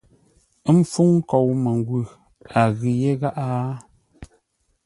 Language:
Ngombale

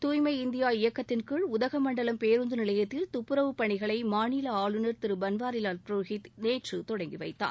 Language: Tamil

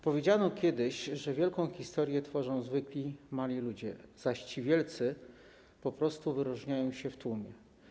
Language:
Polish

